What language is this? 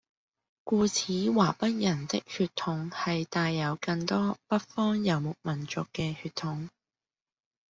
Cantonese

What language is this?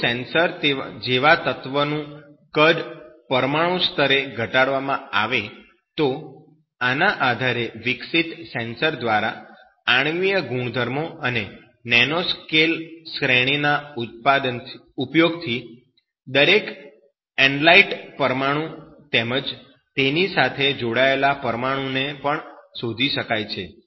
Gujarati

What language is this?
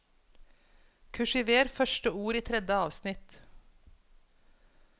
Norwegian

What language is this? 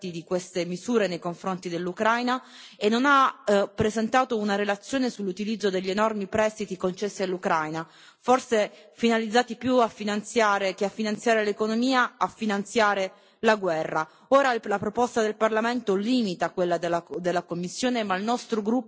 Italian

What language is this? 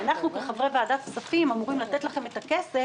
Hebrew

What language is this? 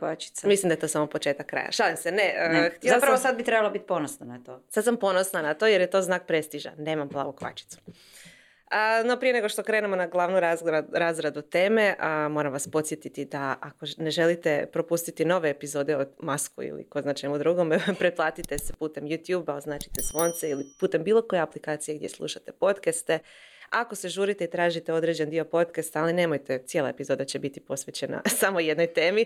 Croatian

